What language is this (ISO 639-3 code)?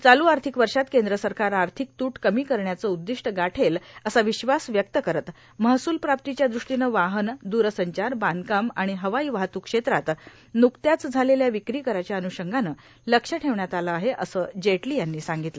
mar